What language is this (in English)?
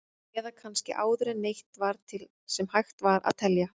Icelandic